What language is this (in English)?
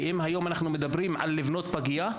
Hebrew